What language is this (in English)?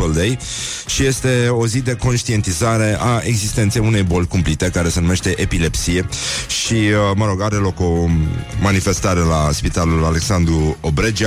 Romanian